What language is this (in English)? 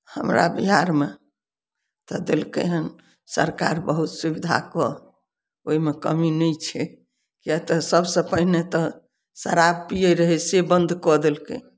Maithili